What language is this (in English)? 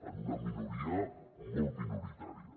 Catalan